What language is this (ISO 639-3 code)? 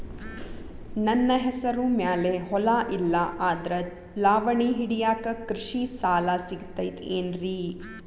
kan